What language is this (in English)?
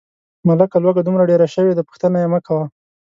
Pashto